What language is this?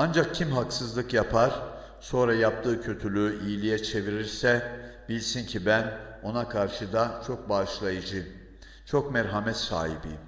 Turkish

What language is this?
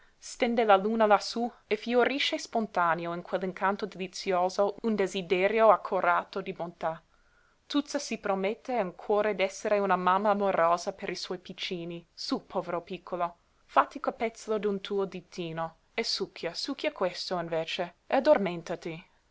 Italian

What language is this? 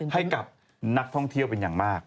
Thai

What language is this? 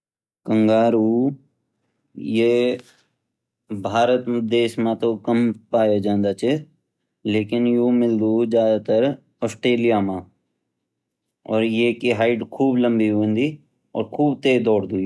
Garhwali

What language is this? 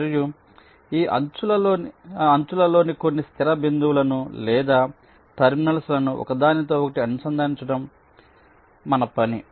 Telugu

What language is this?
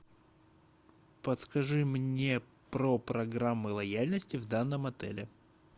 Russian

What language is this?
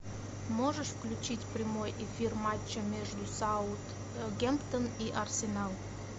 Russian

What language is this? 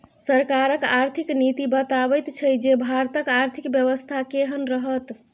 Maithili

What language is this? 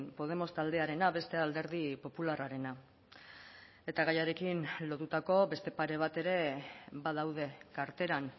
Basque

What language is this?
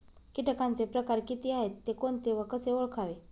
Marathi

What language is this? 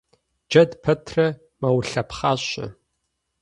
Kabardian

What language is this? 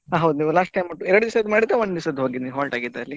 Kannada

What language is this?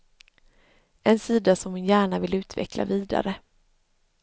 Swedish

